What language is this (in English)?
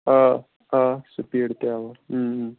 Kashmiri